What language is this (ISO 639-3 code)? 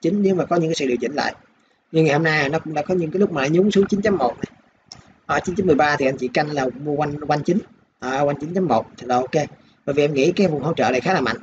vie